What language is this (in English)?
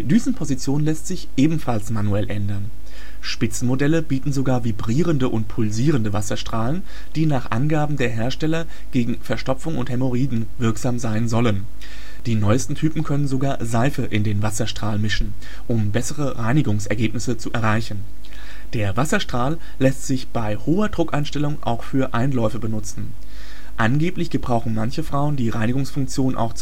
German